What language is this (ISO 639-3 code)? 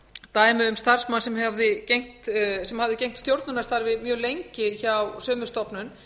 isl